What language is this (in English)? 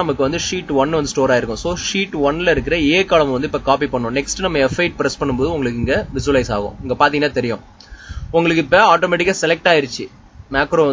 English